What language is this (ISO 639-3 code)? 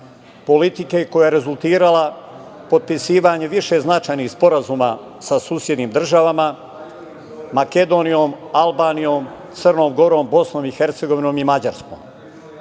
srp